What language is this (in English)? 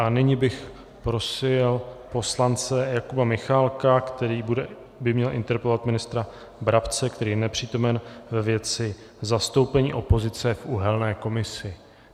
Czech